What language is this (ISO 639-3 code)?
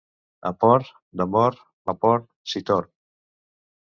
cat